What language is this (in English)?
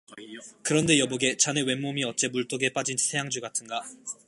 Korean